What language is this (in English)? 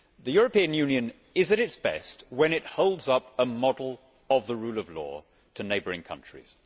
English